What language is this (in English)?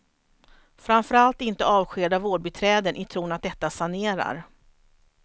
Swedish